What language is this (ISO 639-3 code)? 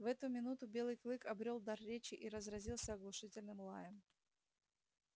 rus